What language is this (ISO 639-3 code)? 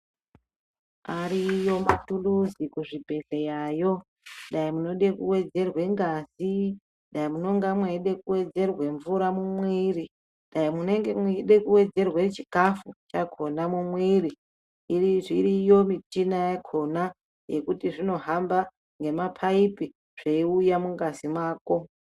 ndc